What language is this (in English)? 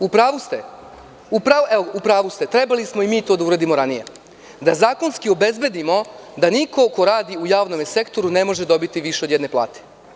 Serbian